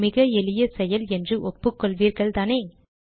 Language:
Tamil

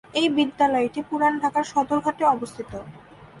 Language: Bangla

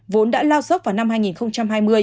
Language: Vietnamese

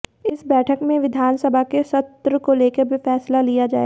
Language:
Hindi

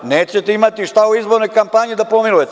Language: Serbian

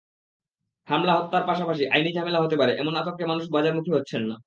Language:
Bangla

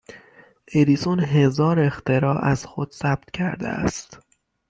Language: Persian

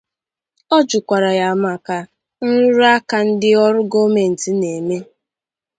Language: Igbo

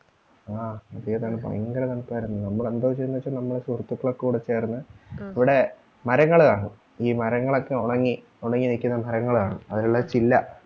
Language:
Malayalam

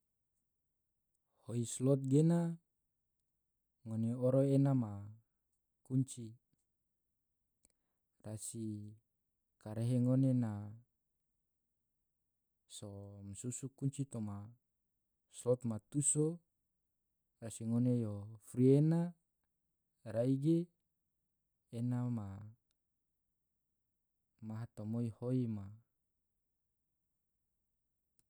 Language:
Tidore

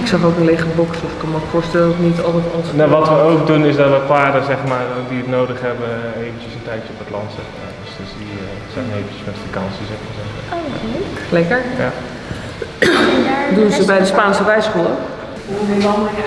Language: Dutch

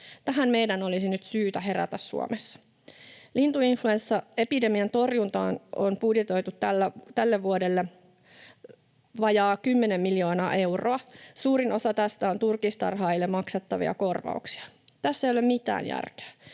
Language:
Finnish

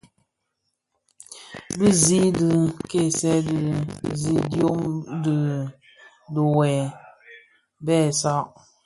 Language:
Bafia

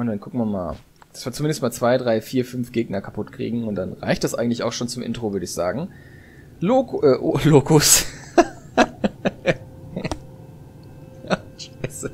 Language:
German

